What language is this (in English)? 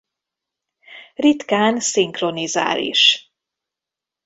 Hungarian